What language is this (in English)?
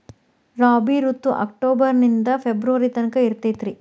Kannada